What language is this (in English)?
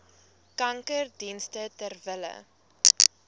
Afrikaans